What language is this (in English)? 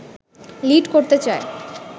Bangla